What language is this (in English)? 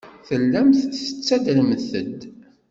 Kabyle